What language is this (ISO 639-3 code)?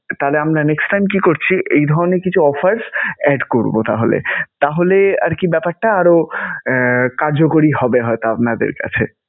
ben